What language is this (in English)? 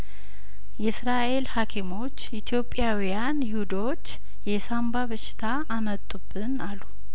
Amharic